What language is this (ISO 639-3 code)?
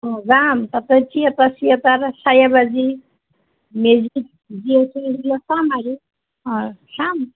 asm